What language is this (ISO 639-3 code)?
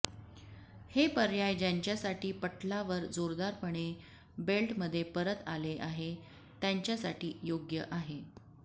mar